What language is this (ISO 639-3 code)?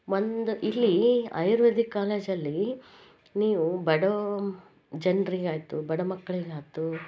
kan